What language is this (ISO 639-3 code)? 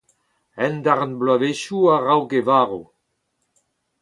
bre